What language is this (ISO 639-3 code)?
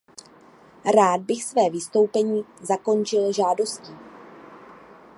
ces